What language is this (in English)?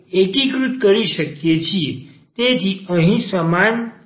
Gujarati